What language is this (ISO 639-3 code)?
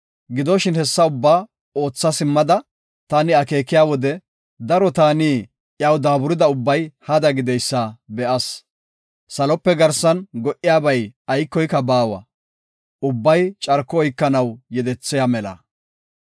gof